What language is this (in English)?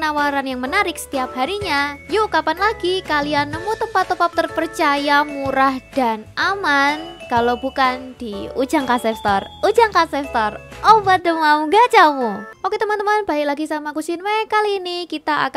Indonesian